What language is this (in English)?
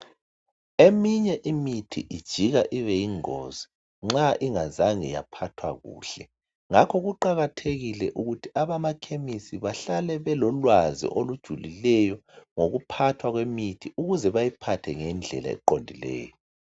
North Ndebele